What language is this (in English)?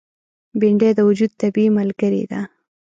Pashto